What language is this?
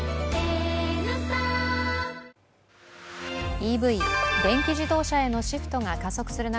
Japanese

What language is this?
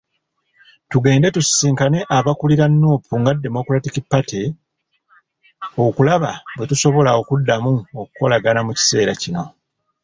Ganda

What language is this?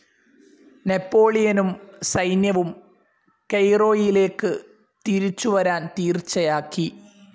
Malayalam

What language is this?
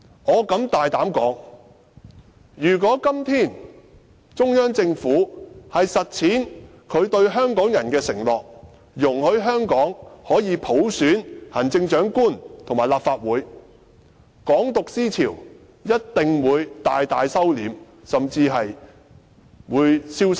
Cantonese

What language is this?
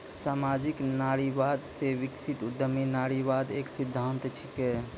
Maithili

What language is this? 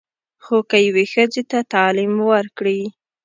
Pashto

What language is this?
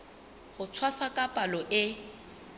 Southern Sotho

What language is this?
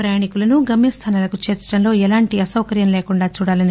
Telugu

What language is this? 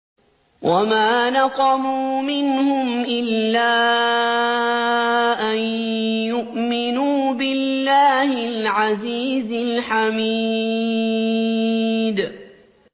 Arabic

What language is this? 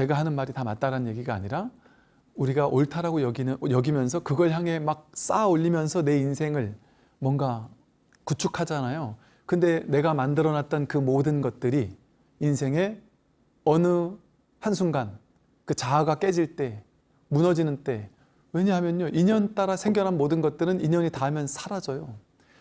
Korean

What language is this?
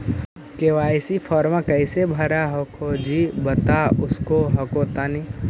Magahi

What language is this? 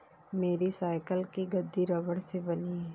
Hindi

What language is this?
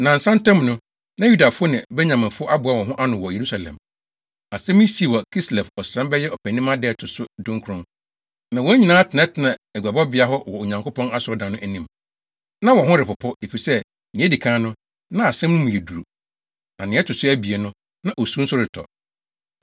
Akan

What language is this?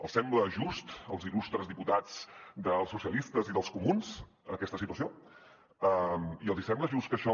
Catalan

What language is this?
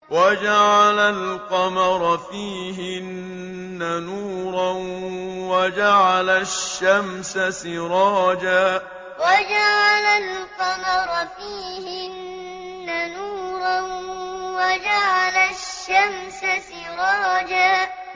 Arabic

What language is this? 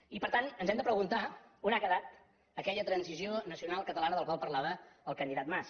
Catalan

